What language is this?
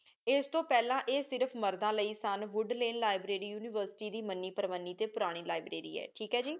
Punjabi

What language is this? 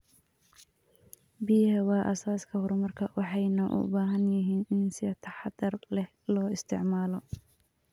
Somali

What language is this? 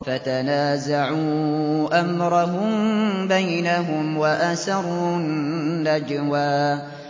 Arabic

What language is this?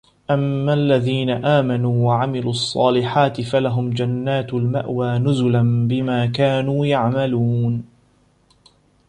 Arabic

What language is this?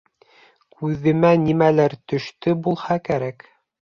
Bashkir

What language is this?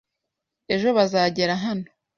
Kinyarwanda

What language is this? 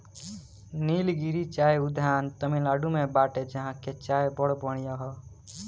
Bhojpuri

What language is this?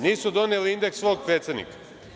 Serbian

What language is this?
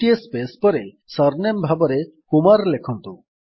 Odia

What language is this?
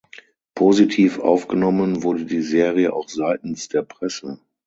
German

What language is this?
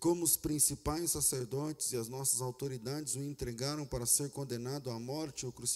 Portuguese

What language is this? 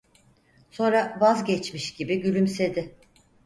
Turkish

